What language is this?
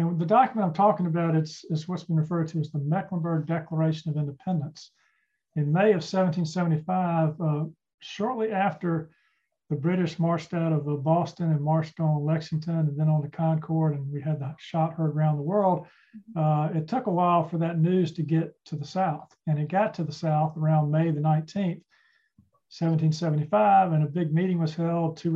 English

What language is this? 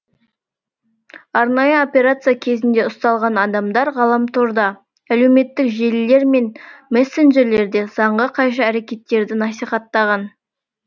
Kazakh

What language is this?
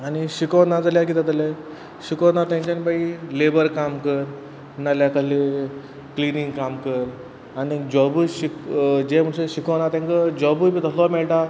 Konkani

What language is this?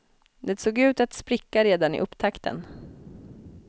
Swedish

